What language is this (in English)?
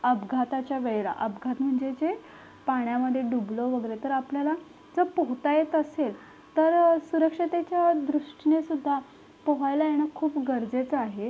Marathi